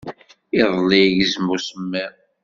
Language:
Kabyle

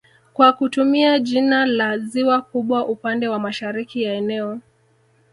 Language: Swahili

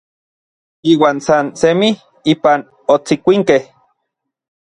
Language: Orizaba Nahuatl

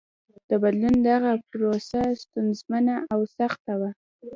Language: Pashto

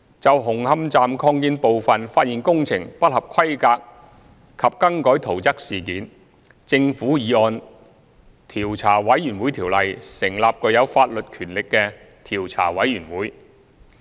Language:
Cantonese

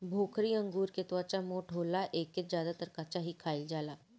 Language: Bhojpuri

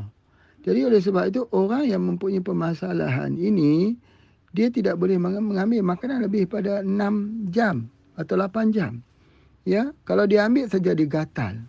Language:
Malay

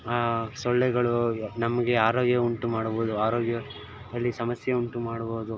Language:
Kannada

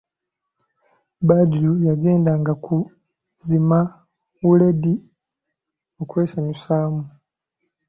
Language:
Ganda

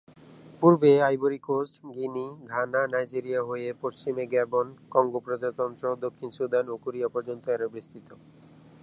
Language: Bangla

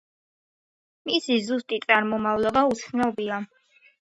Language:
Georgian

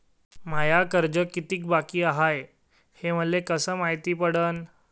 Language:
Marathi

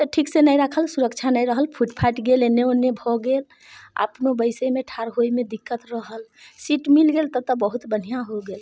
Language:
Maithili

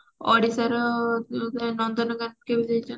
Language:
Odia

